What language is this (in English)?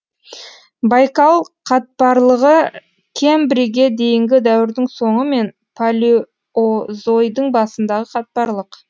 Kazakh